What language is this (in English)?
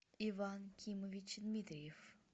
Russian